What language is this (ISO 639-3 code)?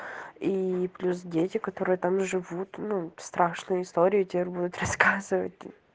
rus